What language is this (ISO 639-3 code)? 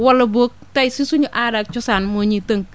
wol